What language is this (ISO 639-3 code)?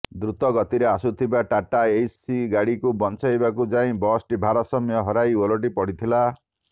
ori